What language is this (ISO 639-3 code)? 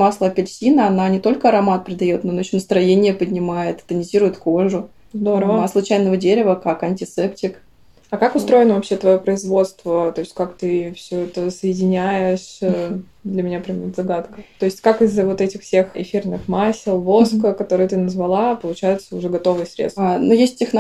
rus